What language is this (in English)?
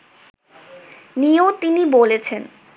Bangla